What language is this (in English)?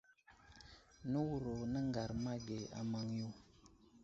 Wuzlam